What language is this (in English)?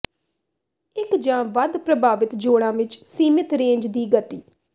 Punjabi